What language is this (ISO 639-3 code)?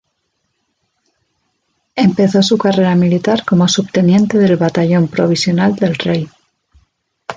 spa